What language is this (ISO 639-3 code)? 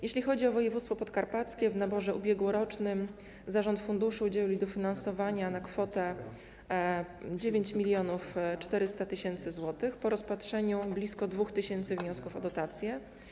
pol